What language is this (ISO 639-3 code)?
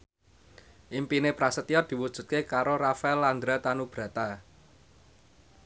jav